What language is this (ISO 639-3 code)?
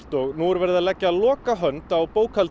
isl